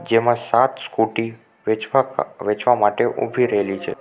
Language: Gujarati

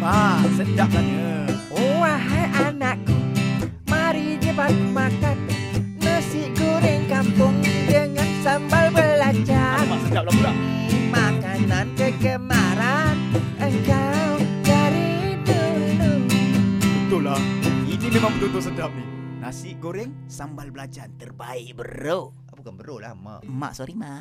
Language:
Malay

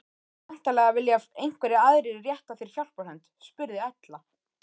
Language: Icelandic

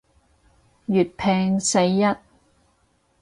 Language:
Cantonese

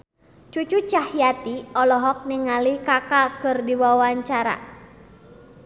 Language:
Sundanese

